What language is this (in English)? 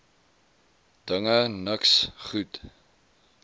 Afrikaans